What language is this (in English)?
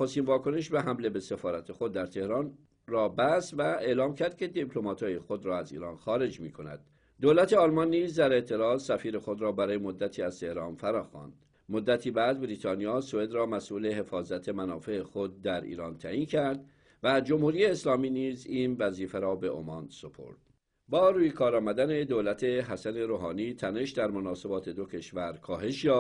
Persian